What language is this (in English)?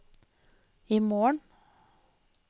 Norwegian